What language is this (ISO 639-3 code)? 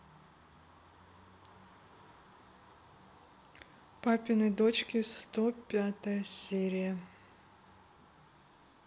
rus